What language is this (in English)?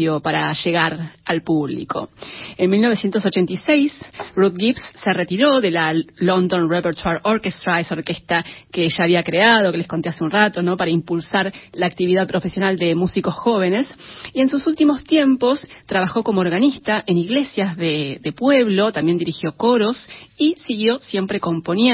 Spanish